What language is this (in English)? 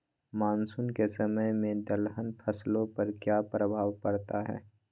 Magahi